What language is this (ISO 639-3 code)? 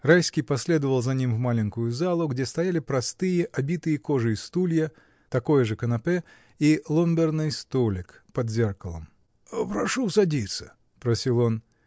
rus